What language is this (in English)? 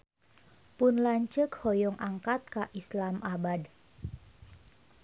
Sundanese